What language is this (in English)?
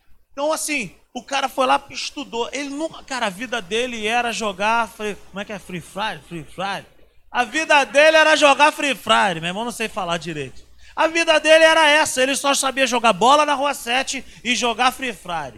Portuguese